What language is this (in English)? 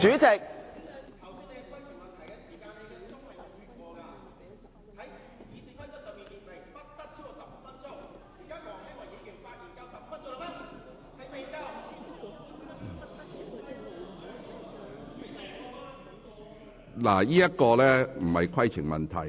Cantonese